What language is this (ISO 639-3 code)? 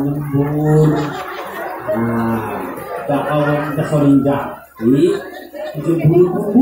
ind